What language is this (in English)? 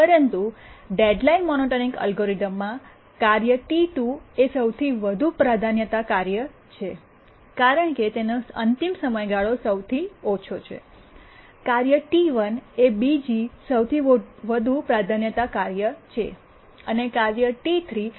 Gujarati